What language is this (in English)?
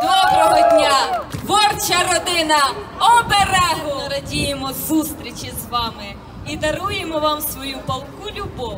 Ukrainian